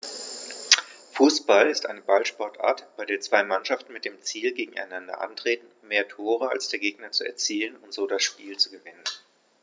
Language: German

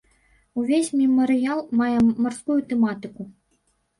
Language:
Belarusian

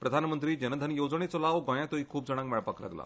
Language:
Konkani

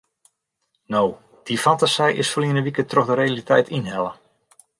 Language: Western Frisian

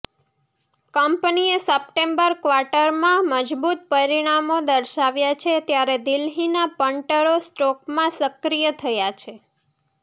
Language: Gujarati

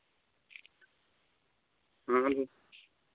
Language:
Santali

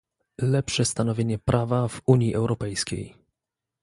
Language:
Polish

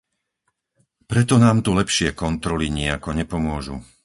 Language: Slovak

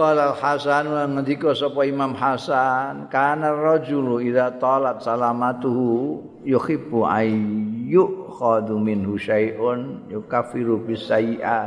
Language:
Indonesian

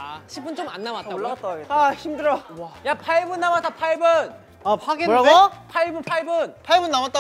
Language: Korean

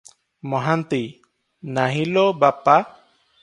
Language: Odia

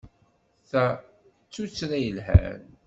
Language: Kabyle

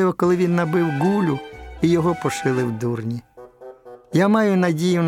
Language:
Ukrainian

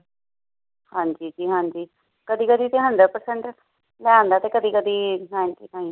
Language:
Punjabi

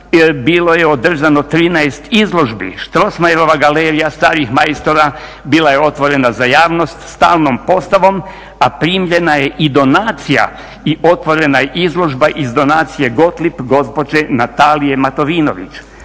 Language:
Croatian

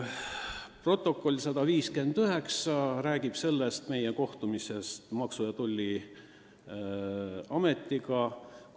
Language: Estonian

